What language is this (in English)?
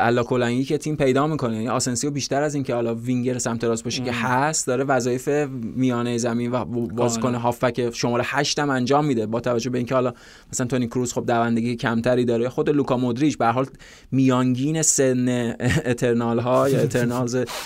Persian